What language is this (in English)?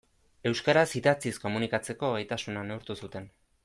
Basque